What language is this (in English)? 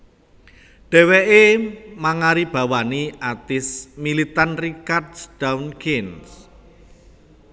Javanese